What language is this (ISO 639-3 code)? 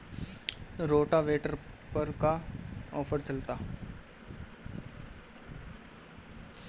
bho